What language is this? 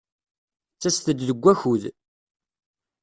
Kabyle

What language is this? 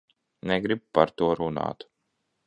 Latvian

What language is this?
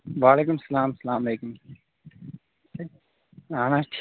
Kashmiri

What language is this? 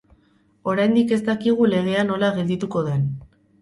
Basque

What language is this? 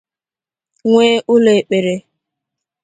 Igbo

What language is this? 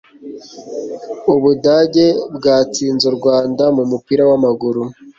Kinyarwanda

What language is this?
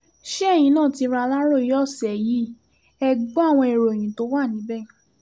Yoruba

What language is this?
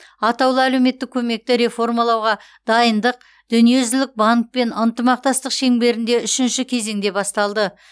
Kazakh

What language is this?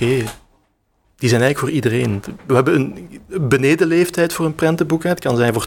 Dutch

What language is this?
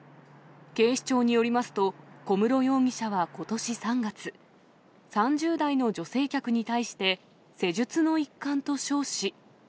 Japanese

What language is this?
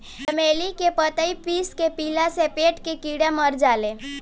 Bhojpuri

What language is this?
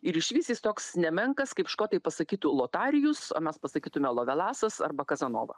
Lithuanian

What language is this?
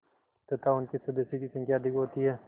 Hindi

